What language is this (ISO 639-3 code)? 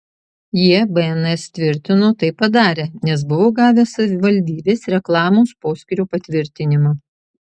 lit